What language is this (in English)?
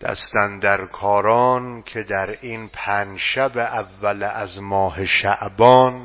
Persian